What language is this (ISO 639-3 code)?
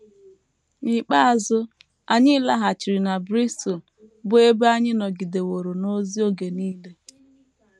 ibo